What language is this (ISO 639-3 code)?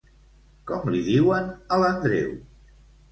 cat